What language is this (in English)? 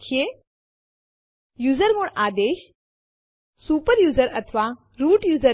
Gujarati